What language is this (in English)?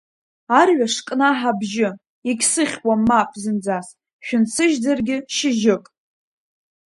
Abkhazian